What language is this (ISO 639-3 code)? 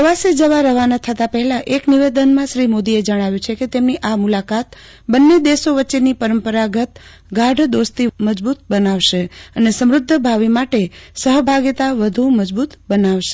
guj